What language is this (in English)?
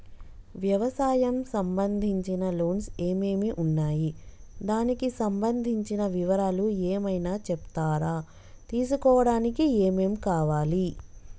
Telugu